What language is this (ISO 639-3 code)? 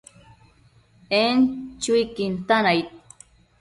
mcf